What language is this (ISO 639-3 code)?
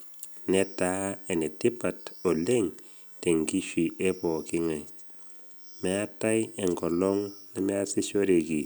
mas